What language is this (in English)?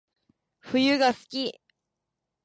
Japanese